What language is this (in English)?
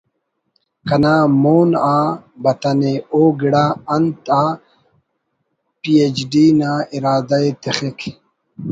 Brahui